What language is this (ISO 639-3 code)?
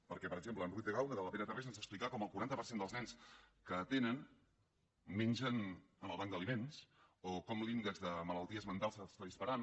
cat